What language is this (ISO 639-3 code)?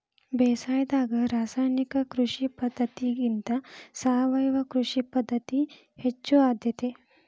kan